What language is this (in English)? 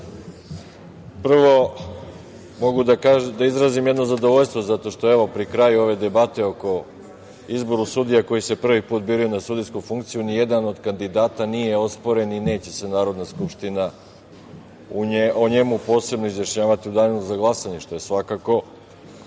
Serbian